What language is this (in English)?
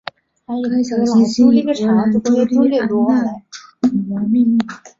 Chinese